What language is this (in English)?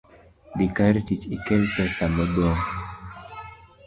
Luo (Kenya and Tanzania)